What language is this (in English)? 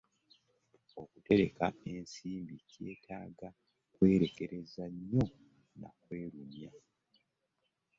Ganda